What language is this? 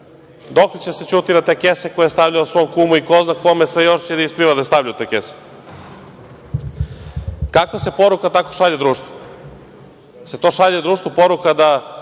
Serbian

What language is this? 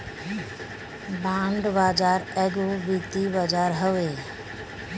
Bhojpuri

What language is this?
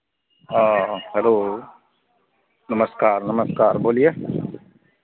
Hindi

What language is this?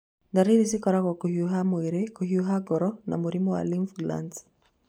Kikuyu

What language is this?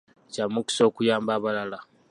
Ganda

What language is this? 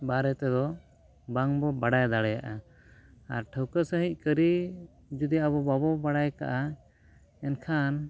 Santali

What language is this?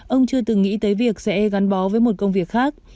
Vietnamese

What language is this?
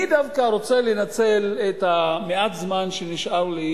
Hebrew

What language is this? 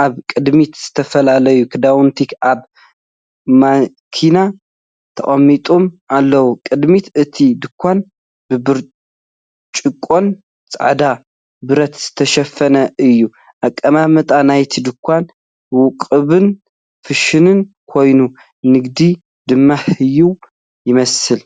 Tigrinya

